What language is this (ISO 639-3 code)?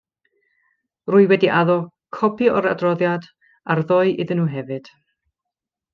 cym